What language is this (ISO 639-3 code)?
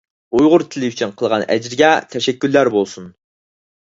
uig